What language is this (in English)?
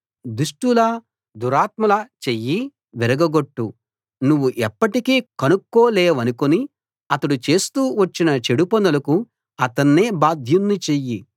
Telugu